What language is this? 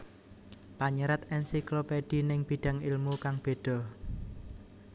Javanese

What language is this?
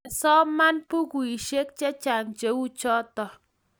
Kalenjin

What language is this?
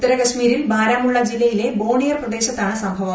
Malayalam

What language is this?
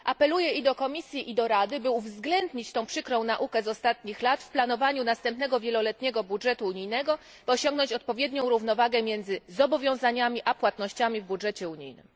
Polish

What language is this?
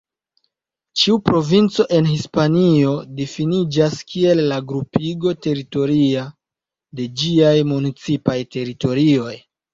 Esperanto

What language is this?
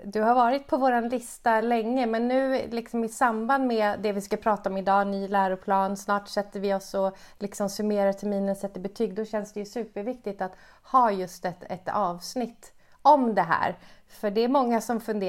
Swedish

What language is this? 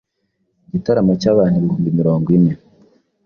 Kinyarwanda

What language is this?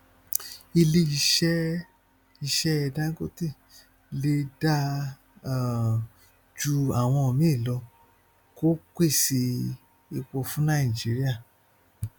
Yoruba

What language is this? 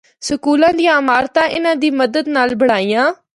Northern Hindko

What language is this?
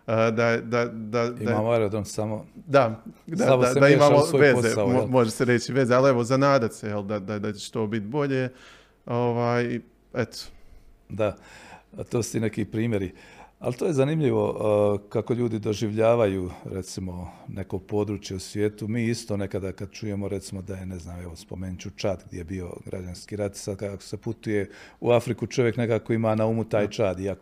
Croatian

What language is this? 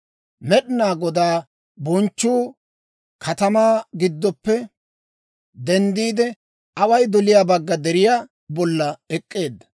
Dawro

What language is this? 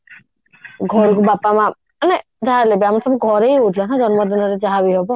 Odia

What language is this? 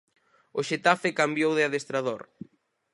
Galician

